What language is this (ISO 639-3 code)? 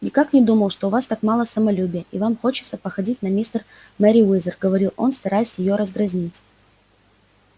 rus